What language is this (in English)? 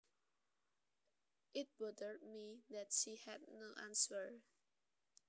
Javanese